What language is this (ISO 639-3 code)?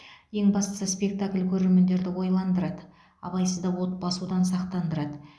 kaz